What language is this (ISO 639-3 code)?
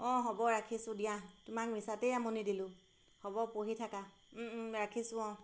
asm